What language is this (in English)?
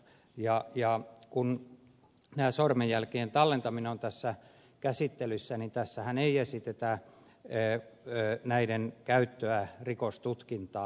Finnish